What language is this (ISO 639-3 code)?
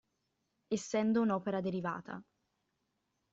ita